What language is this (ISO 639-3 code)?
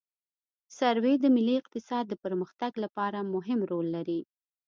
pus